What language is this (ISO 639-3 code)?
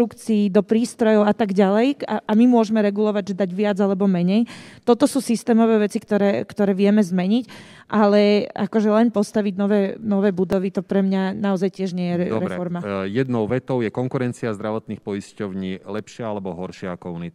slk